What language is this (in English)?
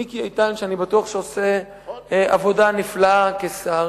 Hebrew